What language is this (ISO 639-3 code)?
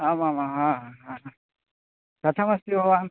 san